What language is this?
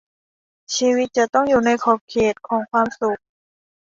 Thai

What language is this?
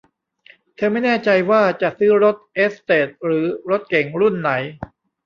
Thai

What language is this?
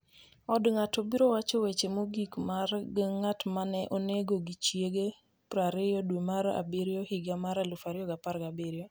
Luo (Kenya and Tanzania)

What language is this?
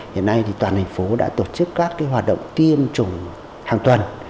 Vietnamese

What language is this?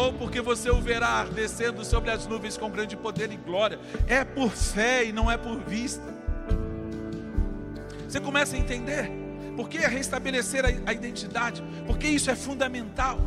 Portuguese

